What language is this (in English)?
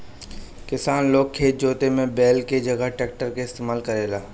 Bhojpuri